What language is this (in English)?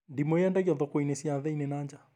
Kikuyu